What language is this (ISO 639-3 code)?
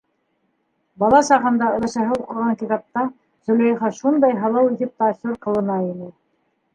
bak